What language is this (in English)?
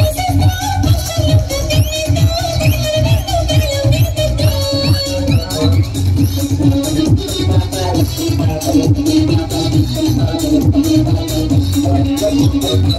Indonesian